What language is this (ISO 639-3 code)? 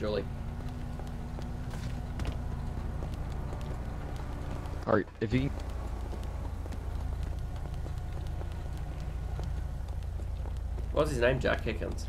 eng